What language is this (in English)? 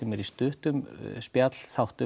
Icelandic